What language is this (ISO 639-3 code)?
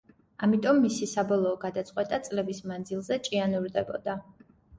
kat